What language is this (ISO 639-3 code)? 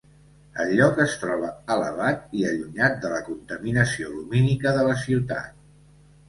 cat